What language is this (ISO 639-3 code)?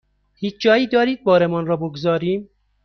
fas